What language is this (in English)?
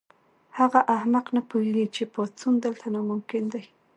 Pashto